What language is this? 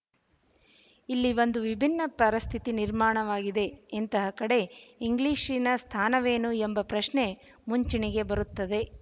Kannada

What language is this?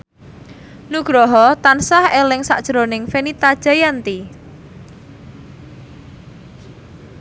Javanese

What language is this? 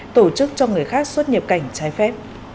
Vietnamese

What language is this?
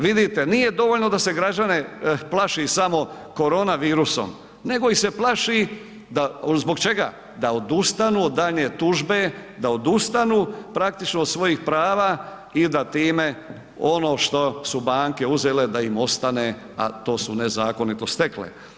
Croatian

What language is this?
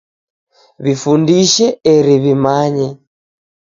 Taita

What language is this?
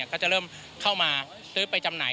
Thai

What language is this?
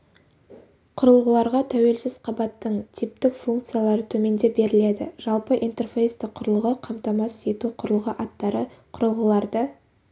Kazakh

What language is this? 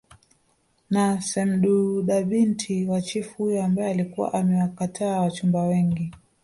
Swahili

